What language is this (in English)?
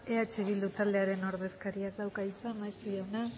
Basque